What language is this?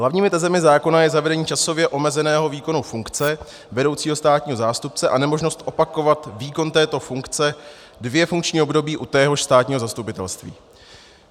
Czech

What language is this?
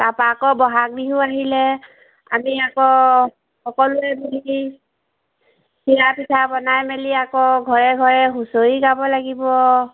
Assamese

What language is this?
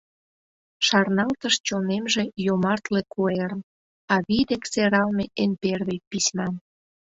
Mari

